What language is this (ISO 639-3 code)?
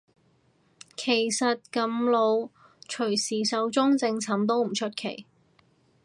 yue